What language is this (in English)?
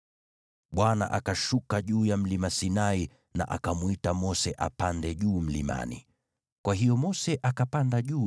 Swahili